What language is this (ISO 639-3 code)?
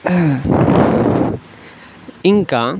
tel